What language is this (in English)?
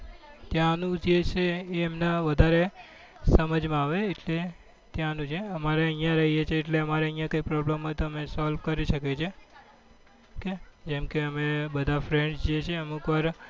Gujarati